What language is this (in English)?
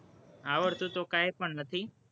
Gujarati